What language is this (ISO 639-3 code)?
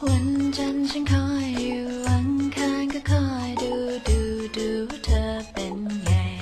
tha